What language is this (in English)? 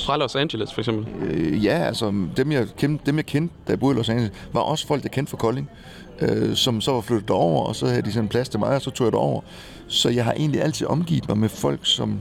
Danish